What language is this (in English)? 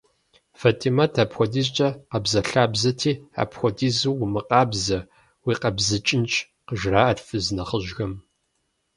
Kabardian